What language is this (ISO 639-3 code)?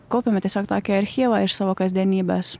lit